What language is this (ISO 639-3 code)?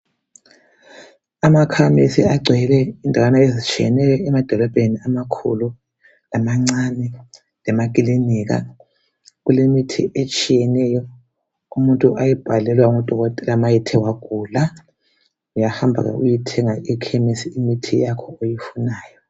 nde